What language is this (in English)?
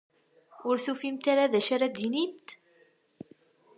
Kabyle